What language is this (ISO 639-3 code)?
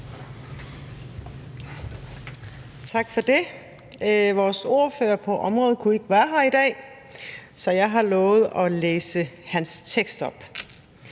dan